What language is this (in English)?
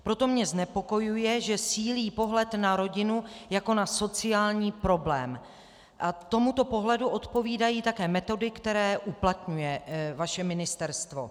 Czech